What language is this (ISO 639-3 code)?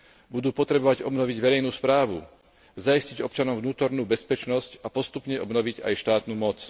slk